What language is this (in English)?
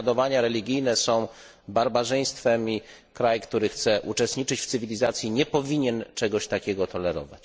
Polish